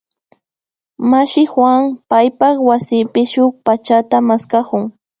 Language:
Imbabura Highland Quichua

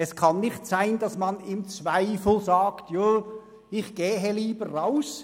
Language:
Swiss German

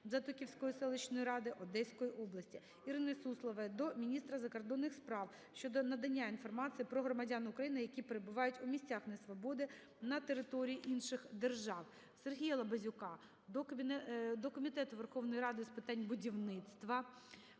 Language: Ukrainian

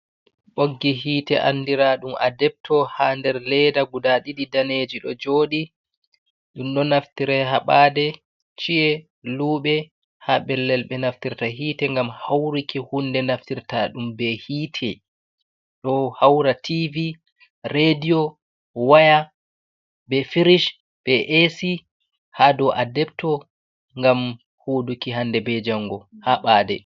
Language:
Fula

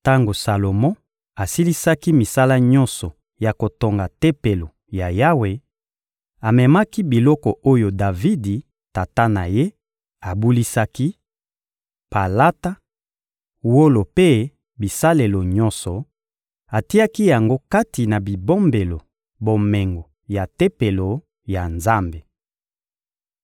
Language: Lingala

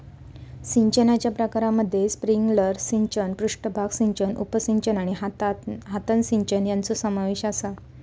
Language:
Marathi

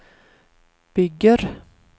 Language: Swedish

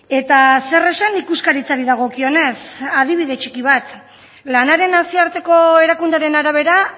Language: Basque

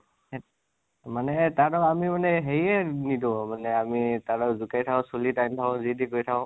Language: Assamese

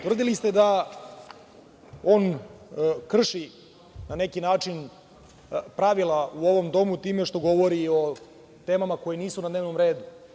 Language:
Serbian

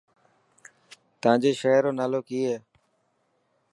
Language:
Dhatki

